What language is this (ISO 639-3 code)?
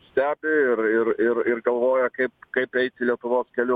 lit